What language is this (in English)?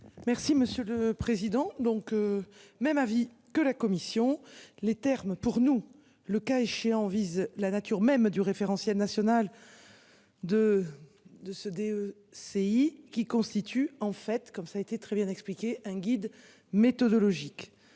French